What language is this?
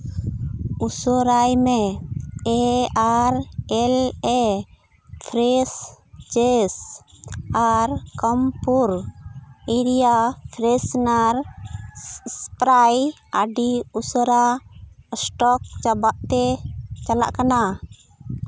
Santali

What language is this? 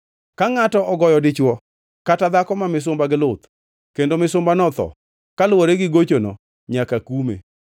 Luo (Kenya and Tanzania)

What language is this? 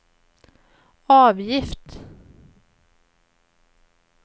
Swedish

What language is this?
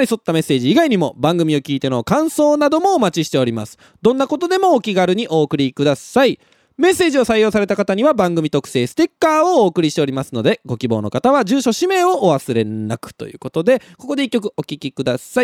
Japanese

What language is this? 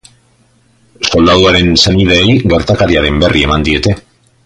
Basque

